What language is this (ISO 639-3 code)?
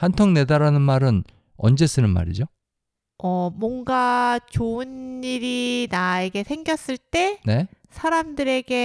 kor